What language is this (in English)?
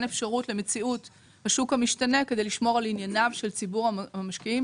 Hebrew